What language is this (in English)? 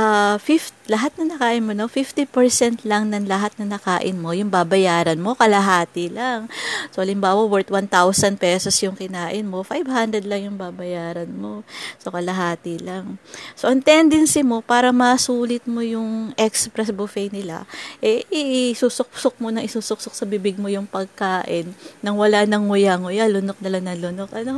Filipino